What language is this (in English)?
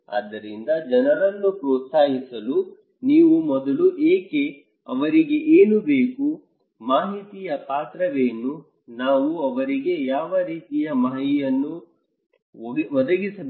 Kannada